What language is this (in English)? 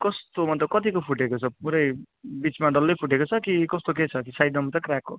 Nepali